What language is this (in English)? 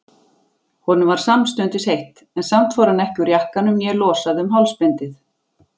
Icelandic